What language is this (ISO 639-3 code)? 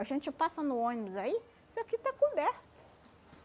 por